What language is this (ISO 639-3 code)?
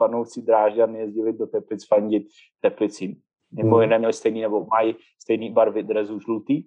ces